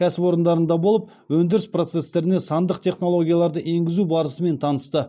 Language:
Kazakh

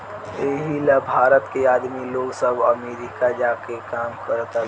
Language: Bhojpuri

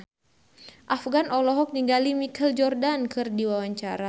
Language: Sundanese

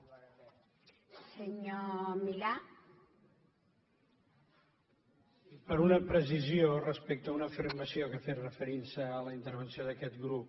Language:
Catalan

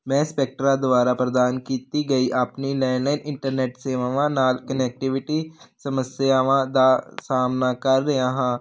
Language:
Punjabi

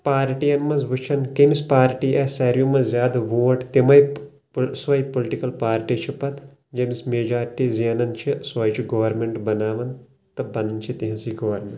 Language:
Kashmiri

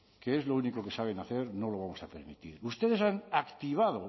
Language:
Spanish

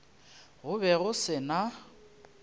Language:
Northern Sotho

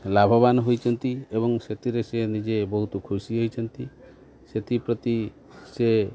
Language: Odia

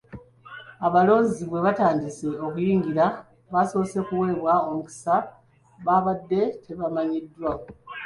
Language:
Ganda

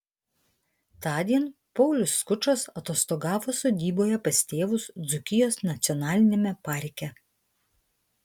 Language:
Lithuanian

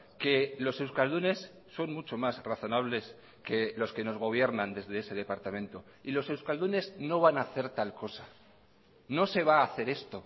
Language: Spanish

